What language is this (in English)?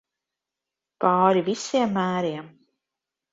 Latvian